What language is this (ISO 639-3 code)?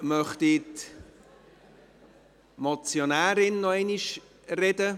gsw